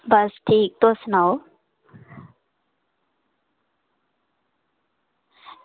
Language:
Dogri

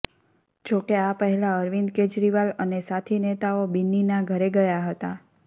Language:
Gujarati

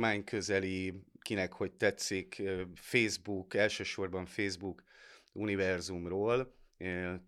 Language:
Hungarian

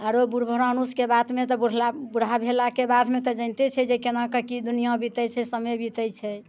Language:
Maithili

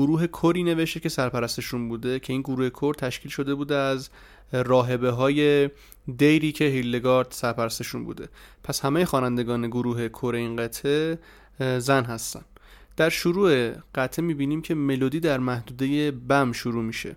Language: Persian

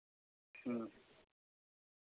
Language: Santali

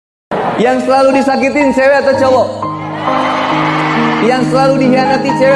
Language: Indonesian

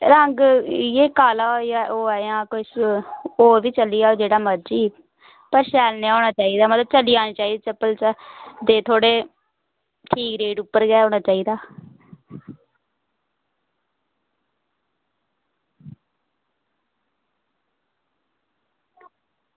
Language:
Dogri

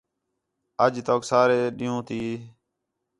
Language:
Khetrani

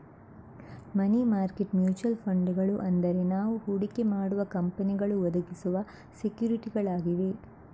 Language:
Kannada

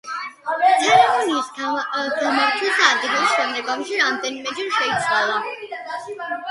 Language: Georgian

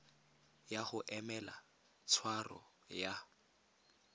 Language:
Tswana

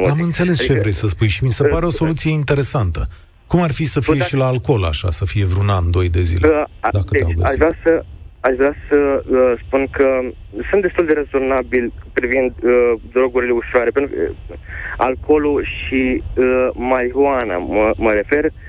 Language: Romanian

